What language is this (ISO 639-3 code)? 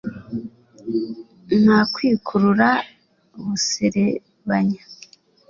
kin